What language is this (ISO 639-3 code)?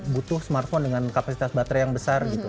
ind